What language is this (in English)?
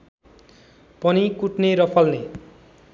Nepali